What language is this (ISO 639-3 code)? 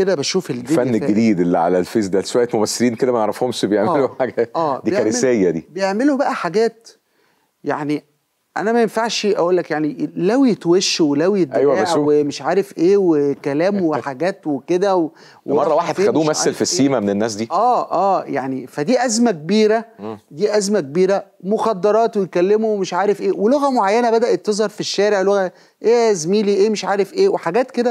ara